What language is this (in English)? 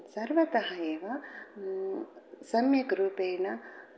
Sanskrit